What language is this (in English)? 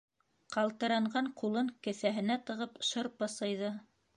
Bashkir